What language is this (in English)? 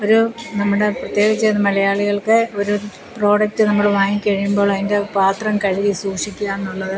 Malayalam